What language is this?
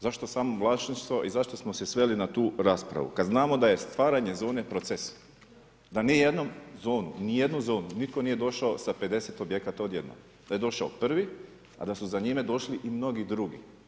Croatian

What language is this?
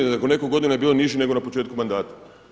Croatian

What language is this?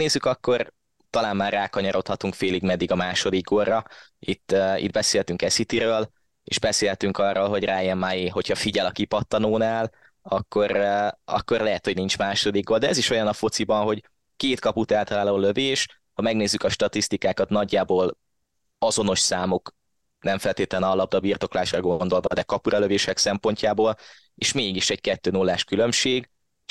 Hungarian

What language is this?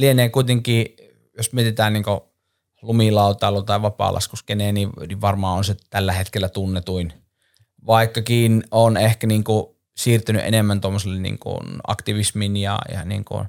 Finnish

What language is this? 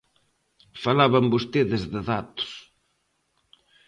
Galician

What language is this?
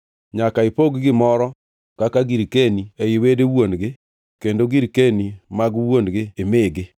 Luo (Kenya and Tanzania)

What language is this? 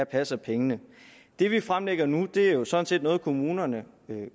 Danish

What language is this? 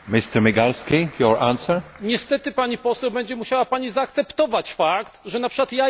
Polish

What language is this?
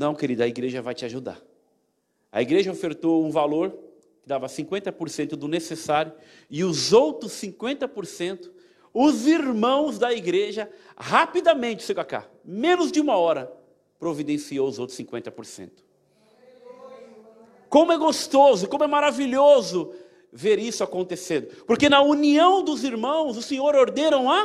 Portuguese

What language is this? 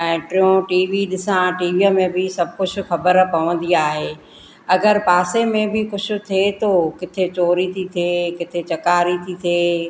Sindhi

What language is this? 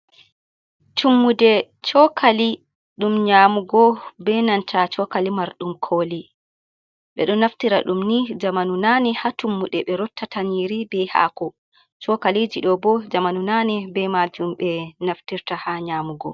Fula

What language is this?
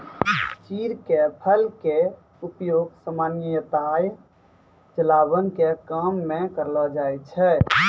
Maithili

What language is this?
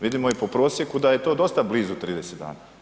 Croatian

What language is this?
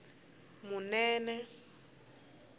Tsonga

